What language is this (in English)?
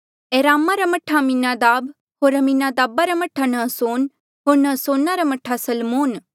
Mandeali